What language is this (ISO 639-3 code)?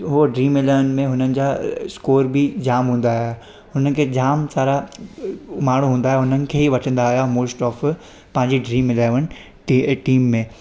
snd